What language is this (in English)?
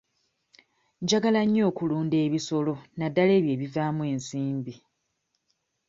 Ganda